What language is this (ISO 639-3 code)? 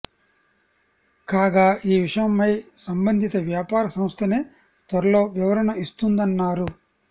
tel